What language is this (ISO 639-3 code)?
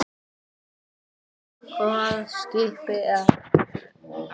isl